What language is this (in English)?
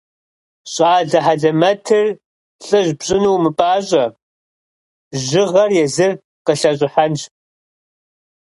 Kabardian